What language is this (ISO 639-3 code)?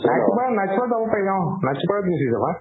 asm